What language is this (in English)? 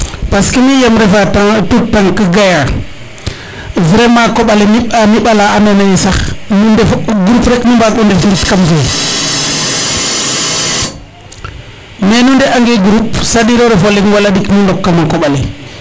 Serer